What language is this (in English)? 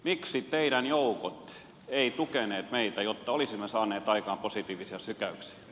Finnish